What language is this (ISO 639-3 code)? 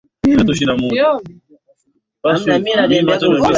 swa